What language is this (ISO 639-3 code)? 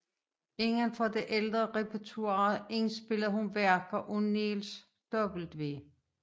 dan